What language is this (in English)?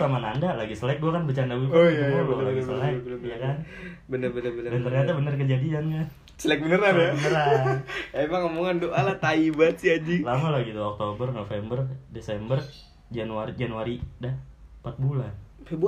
Indonesian